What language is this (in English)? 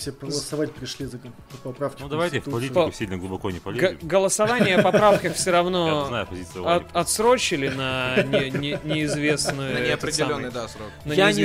Russian